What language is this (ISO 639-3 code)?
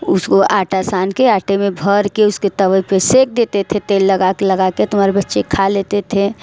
hin